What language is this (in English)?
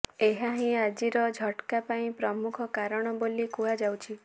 Odia